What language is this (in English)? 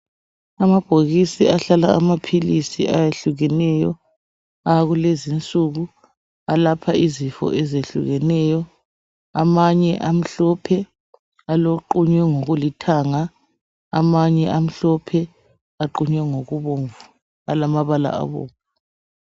North Ndebele